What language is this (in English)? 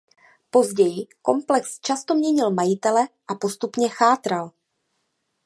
Czech